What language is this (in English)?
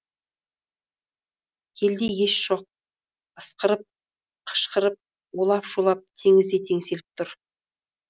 Kazakh